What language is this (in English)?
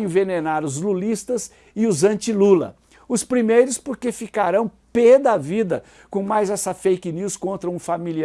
Portuguese